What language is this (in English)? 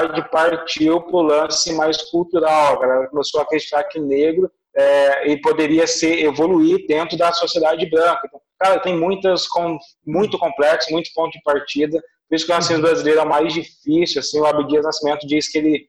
Portuguese